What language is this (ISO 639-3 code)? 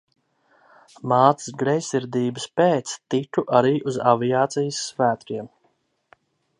lav